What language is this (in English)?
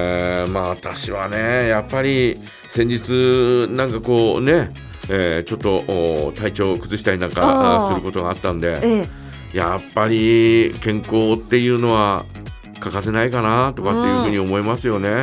Japanese